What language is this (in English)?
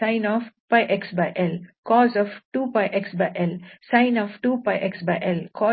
Kannada